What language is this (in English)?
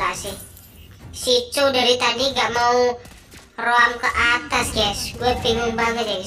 Indonesian